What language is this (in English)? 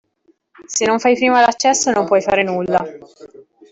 Italian